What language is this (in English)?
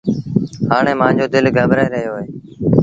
Sindhi Bhil